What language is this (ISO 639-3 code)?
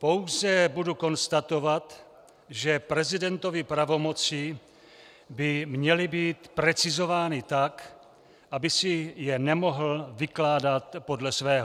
ces